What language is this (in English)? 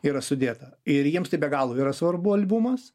Lithuanian